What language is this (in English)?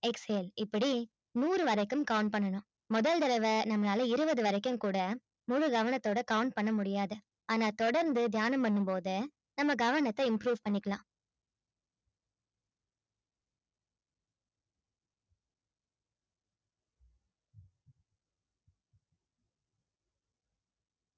Tamil